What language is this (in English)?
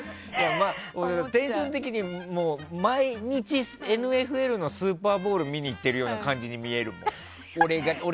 Japanese